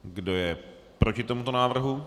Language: Czech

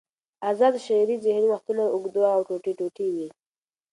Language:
Pashto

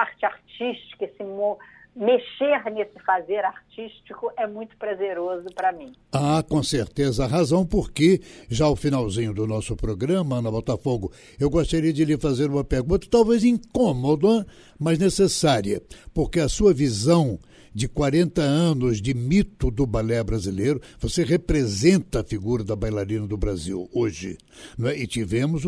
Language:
Portuguese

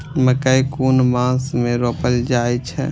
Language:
Maithili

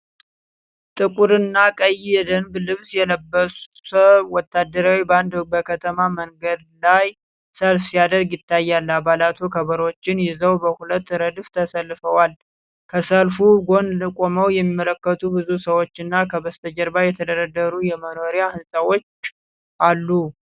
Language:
Amharic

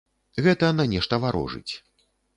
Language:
Belarusian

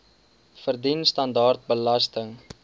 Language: Afrikaans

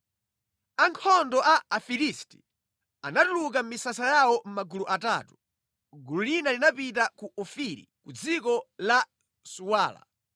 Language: Nyanja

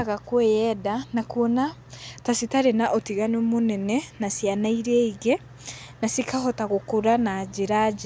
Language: Kikuyu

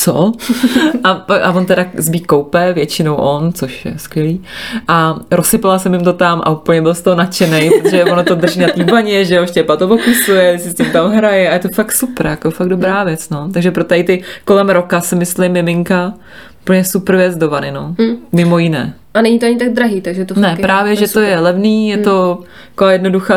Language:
Czech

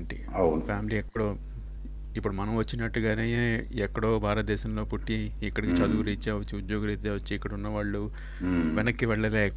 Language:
Telugu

